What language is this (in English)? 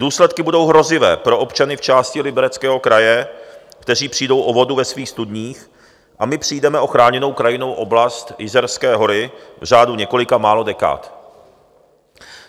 Czech